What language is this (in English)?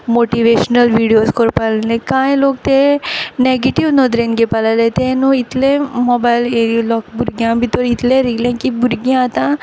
Konkani